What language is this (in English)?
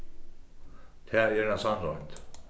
Faroese